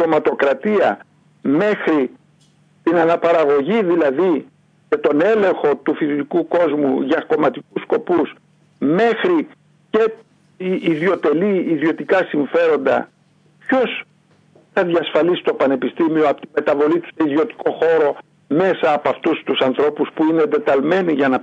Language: Greek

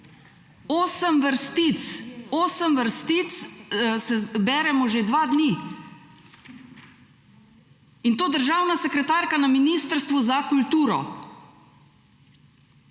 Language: Slovenian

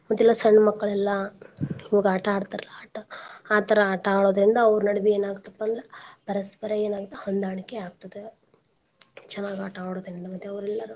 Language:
Kannada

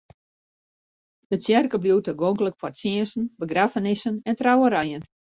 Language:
Western Frisian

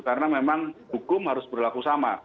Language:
Indonesian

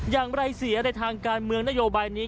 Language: Thai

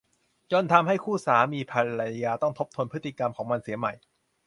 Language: Thai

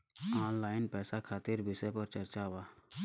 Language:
Bhojpuri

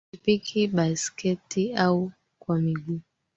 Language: Swahili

